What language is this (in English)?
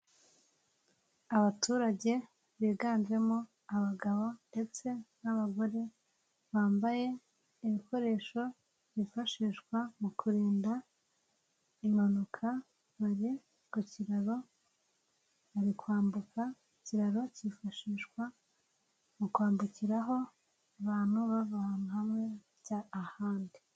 Kinyarwanda